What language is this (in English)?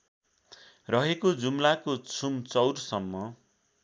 Nepali